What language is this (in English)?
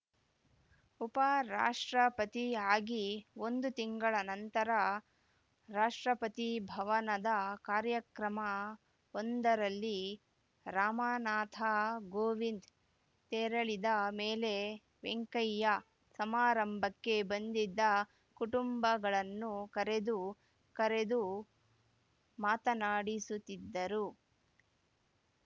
Kannada